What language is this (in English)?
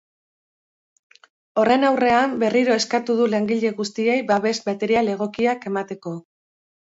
Basque